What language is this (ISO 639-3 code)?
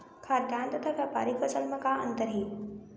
hne